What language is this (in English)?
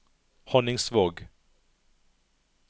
Norwegian